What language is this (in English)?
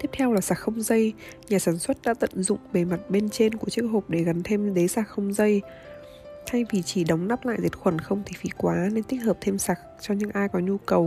Vietnamese